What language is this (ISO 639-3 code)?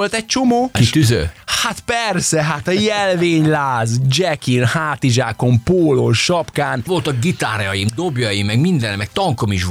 hun